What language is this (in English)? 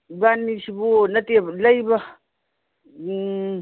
Manipuri